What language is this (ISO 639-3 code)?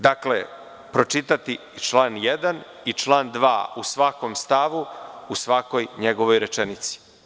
srp